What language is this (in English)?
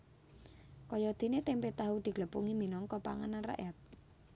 Javanese